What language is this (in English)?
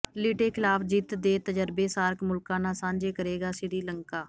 Punjabi